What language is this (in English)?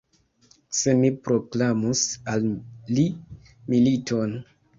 Esperanto